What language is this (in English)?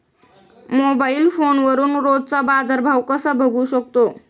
Marathi